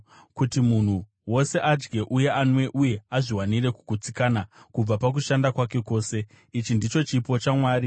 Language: Shona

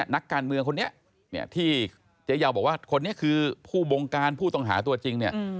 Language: Thai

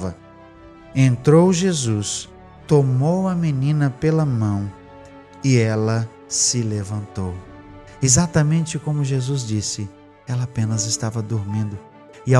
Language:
Portuguese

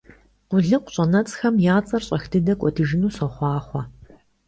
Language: Kabardian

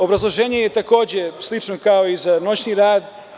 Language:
Serbian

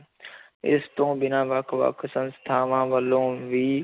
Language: Punjabi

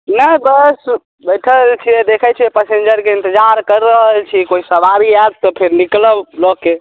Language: Maithili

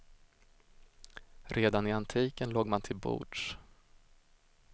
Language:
Swedish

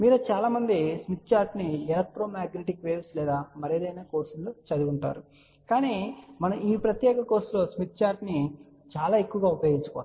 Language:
Telugu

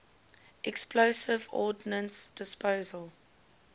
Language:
English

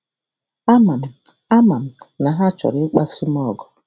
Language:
Igbo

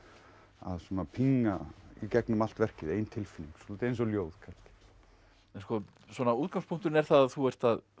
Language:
Icelandic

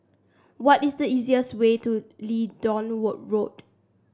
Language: English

